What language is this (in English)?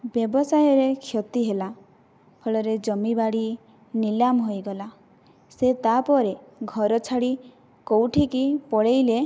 Odia